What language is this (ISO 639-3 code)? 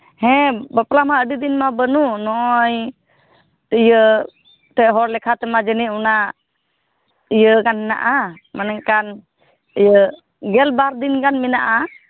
sat